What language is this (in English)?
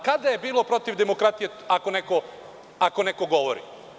Serbian